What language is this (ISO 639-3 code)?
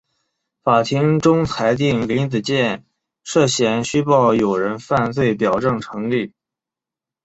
zho